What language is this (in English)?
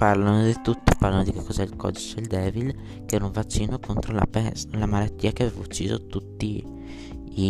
Italian